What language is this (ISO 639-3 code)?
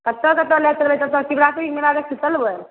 mai